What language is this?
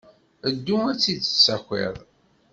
Kabyle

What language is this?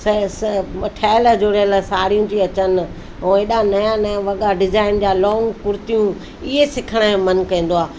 Sindhi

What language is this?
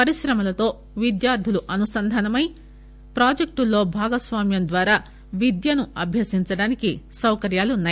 Telugu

